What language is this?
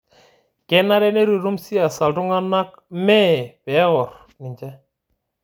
Masai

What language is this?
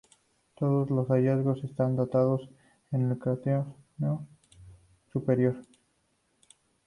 Spanish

